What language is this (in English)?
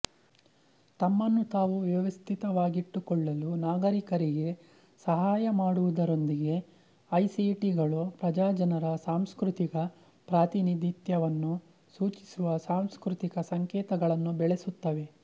Kannada